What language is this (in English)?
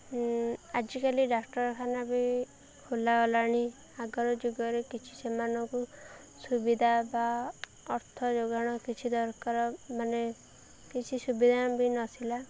Odia